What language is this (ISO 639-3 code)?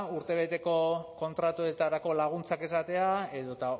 eus